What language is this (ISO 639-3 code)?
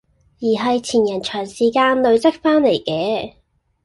yue